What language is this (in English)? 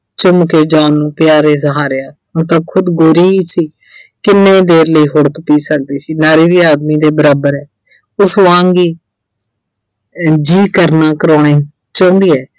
Punjabi